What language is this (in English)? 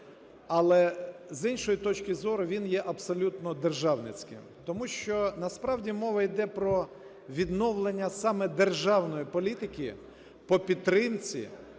Ukrainian